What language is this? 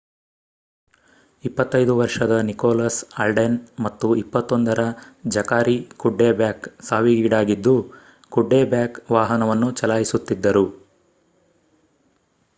Kannada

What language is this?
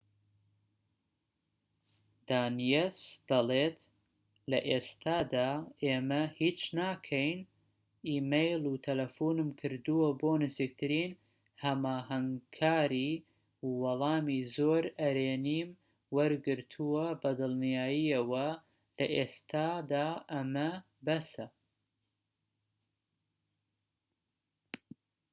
Central Kurdish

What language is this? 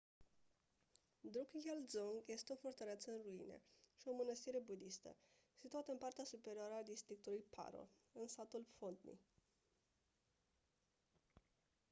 Romanian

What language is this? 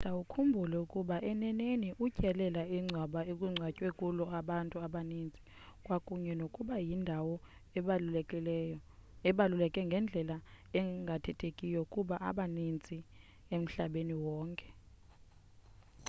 Xhosa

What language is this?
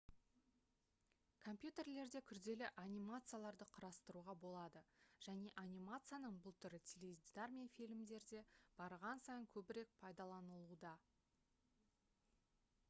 Kazakh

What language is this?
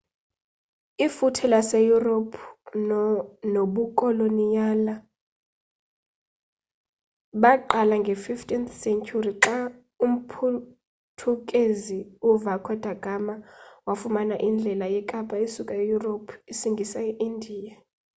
Xhosa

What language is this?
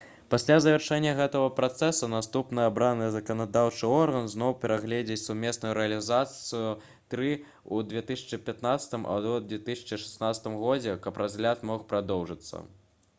Belarusian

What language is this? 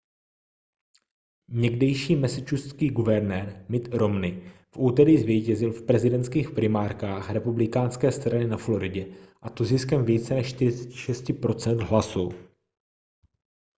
Czech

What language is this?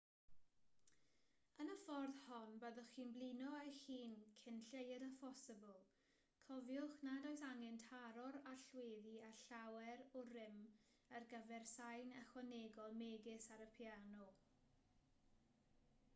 Welsh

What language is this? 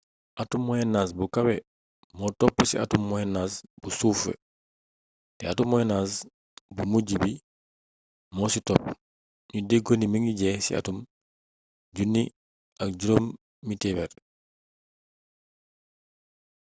Wolof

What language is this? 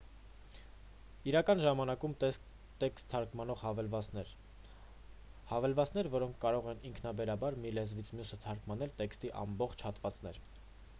Armenian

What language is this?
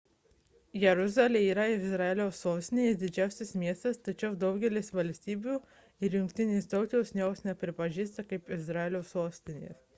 Lithuanian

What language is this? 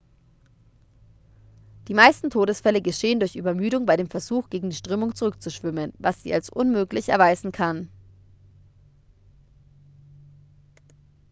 German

